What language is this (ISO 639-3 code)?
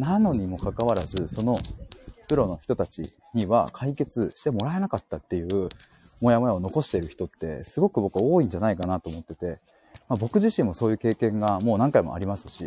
jpn